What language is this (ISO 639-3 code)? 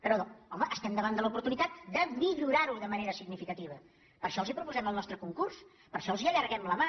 cat